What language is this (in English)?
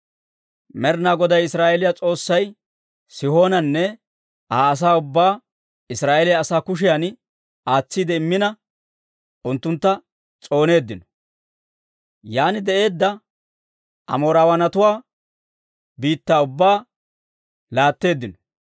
Dawro